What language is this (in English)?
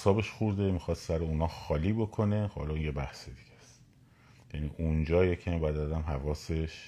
Persian